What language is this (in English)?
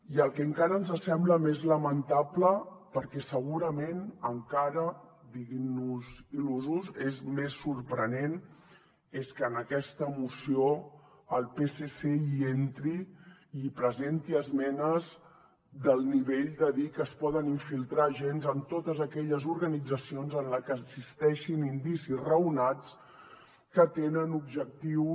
Catalan